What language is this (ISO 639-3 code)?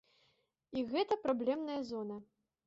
bel